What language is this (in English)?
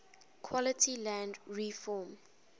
English